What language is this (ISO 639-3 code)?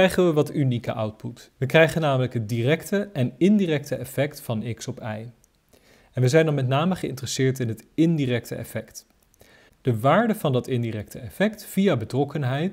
nld